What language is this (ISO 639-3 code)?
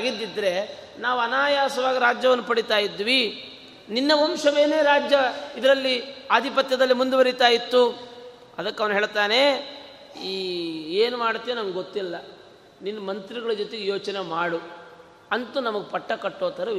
kan